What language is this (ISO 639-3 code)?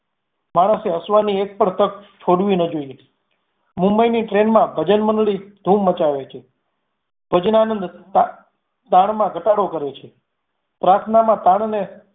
guj